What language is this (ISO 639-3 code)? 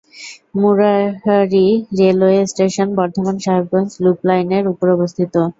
ben